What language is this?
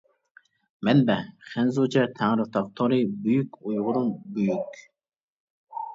Uyghur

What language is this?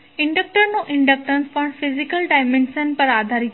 Gujarati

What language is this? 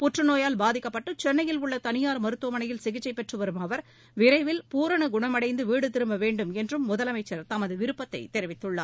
Tamil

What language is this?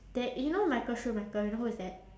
English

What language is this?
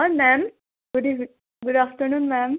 Assamese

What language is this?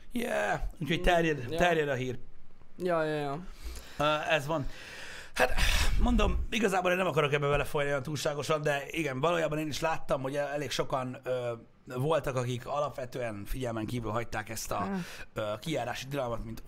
Hungarian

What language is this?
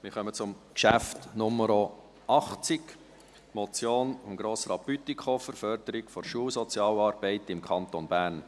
Swiss German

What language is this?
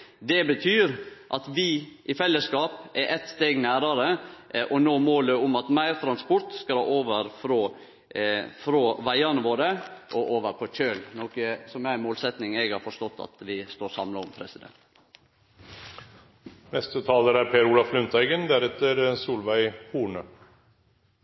Norwegian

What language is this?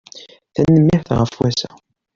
Kabyle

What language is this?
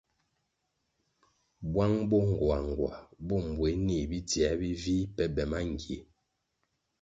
Kwasio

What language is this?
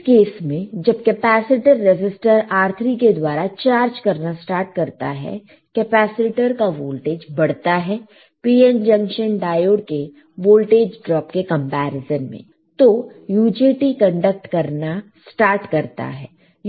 Hindi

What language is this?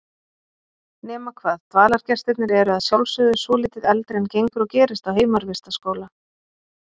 Icelandic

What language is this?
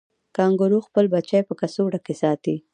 Pashto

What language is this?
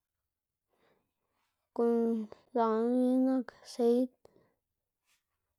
Xanaguía Zapotec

